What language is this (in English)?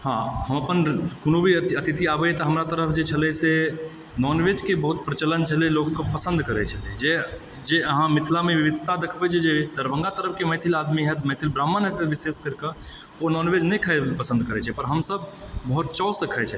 Maithili